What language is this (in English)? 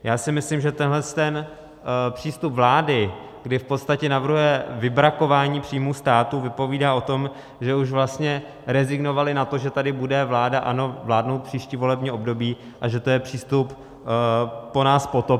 Czech